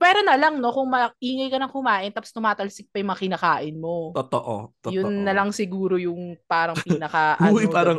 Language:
Filipino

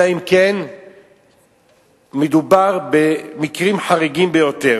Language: Hebrew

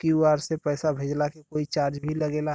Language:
Bhojpuri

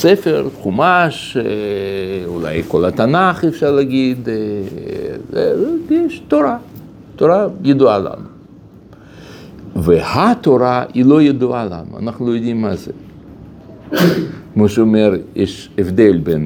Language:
Hebrew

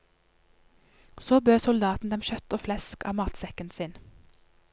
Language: Norwegian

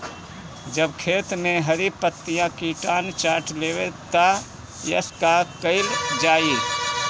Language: Bhojpuri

